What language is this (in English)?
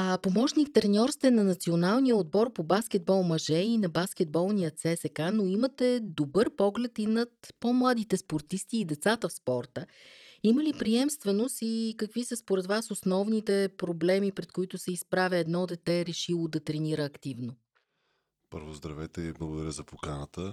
Bulgarian